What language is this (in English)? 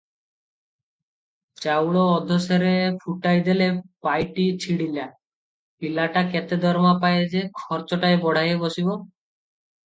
Odia